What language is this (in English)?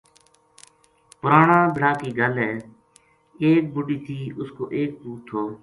Gujari